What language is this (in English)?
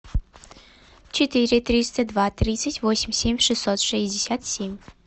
Russian